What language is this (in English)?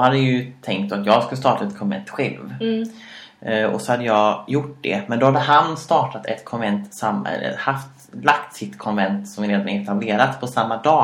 Swedish